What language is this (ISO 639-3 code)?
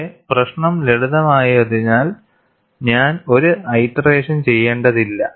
mal